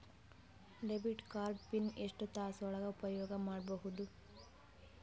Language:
Kannada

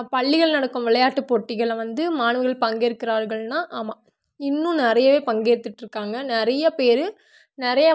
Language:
Tamil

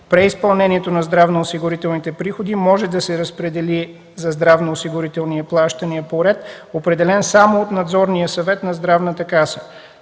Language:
Bulgarian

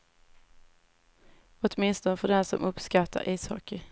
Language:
Swedish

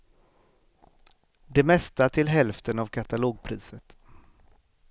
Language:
Swedish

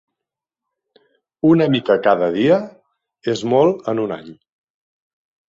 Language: Catalan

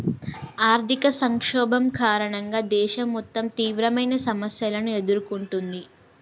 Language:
Telugu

